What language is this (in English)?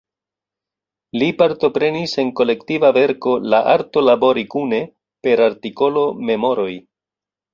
Esperanto